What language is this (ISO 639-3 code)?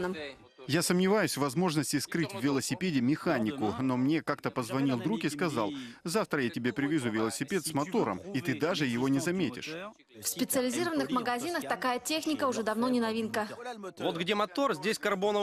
rus